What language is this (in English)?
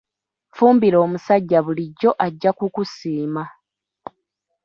Ganda